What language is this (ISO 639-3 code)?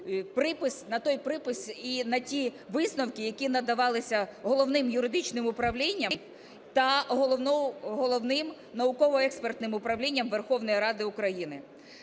ukr